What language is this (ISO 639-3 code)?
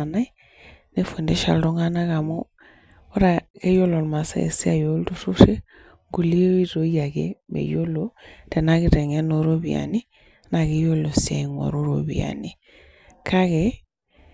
mas